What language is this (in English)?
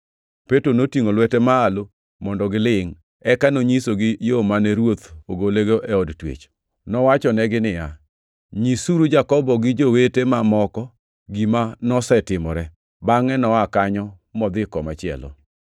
Luo (Kenya and Tanzania)